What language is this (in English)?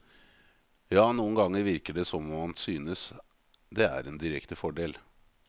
Norwegian